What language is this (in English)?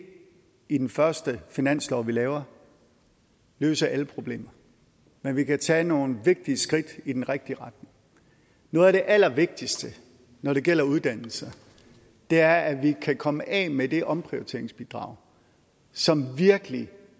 Danish